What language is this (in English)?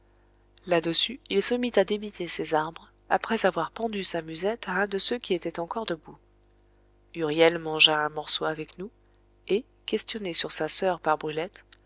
French